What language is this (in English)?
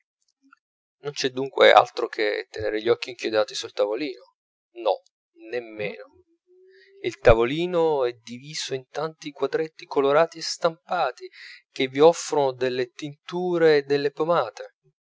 Italian